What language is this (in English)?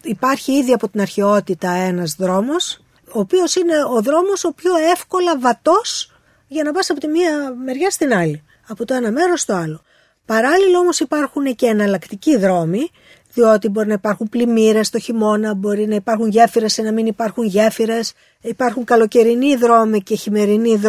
Greek